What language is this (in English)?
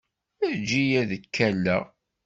Kabyle